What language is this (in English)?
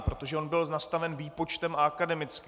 Czech